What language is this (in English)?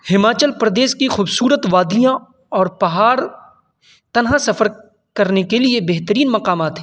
Urdu